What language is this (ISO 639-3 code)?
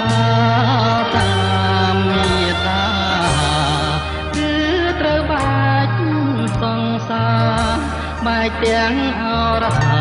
tha